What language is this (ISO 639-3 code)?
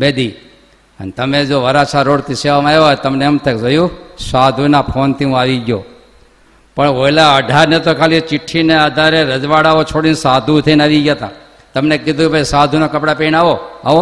guj